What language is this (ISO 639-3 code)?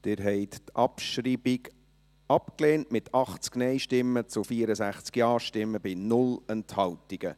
gsw